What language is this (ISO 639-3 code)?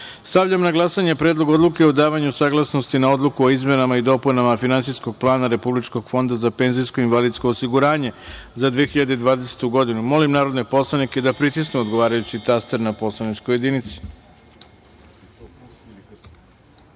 srp